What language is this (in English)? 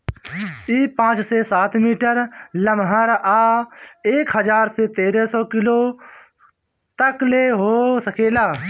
Bhojpuri